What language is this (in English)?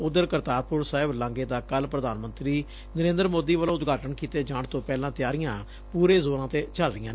Punjabi